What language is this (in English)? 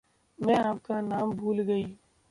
Hindi